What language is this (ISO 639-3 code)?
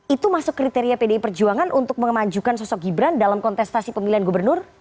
ind